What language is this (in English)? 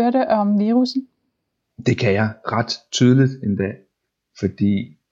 Danish